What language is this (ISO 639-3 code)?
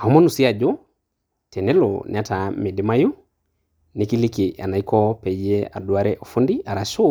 mas